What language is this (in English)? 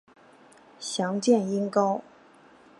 Chinese